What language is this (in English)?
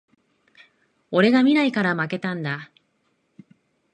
Japanese